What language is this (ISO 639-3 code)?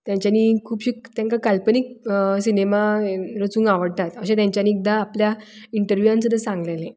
kok